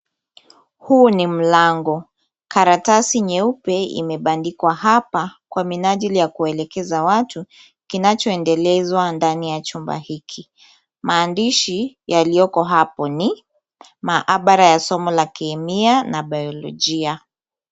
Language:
Swahili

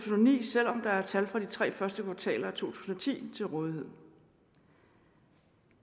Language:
Danish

